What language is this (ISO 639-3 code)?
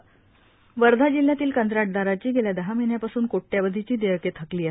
mar